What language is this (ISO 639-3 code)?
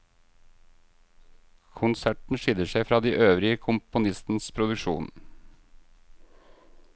nor